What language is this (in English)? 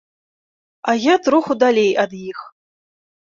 Belarusian